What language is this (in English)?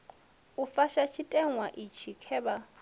Venda